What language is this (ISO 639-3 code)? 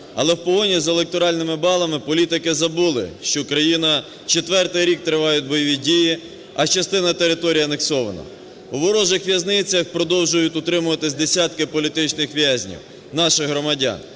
ukr